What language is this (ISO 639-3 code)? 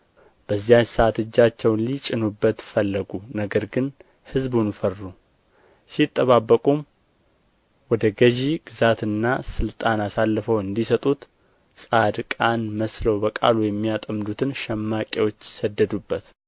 amh